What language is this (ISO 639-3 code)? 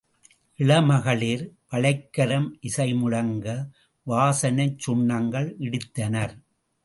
tam